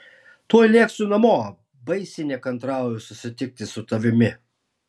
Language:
Lithuanian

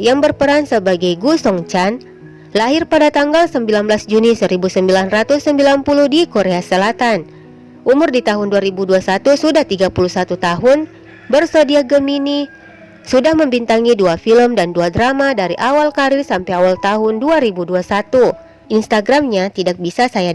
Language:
Indonesian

